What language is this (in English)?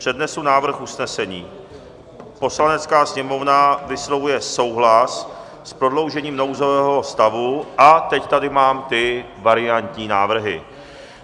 Czech